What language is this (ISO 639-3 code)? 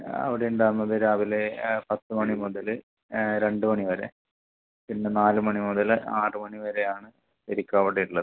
mal